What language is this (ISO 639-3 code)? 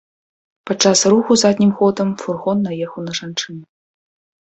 bel